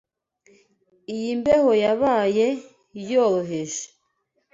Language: Kinyarwanda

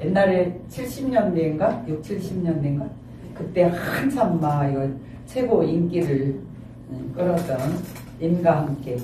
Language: Korean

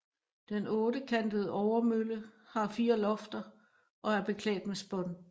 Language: Danish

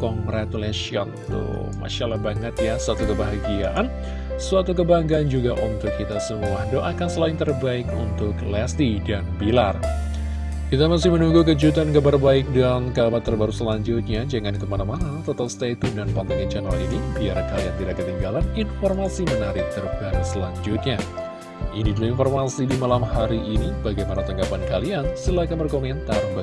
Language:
Indonesian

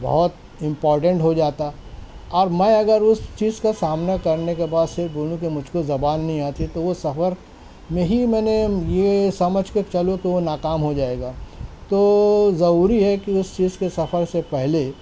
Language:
Urdu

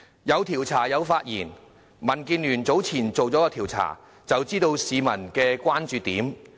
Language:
Cantonese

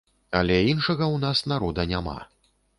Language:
Belarusian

